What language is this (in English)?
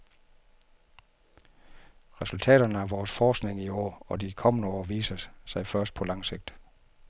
Danish